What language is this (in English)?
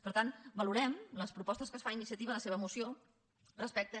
Catalan